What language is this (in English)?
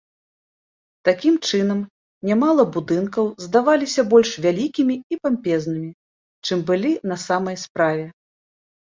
Belarusian